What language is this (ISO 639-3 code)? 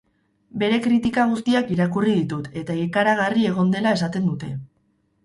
eus